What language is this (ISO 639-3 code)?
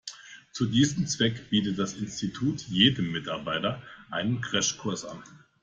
deu